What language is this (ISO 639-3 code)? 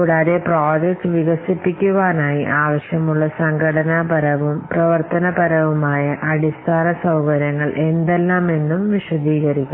mal